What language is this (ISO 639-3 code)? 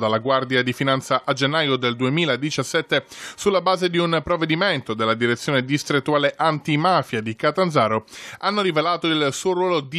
ita